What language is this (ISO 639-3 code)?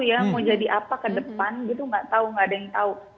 ind